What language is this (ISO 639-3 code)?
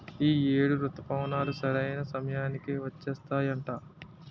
tel